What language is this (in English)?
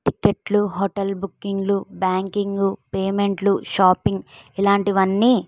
Telugu